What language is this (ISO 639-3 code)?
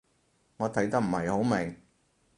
yue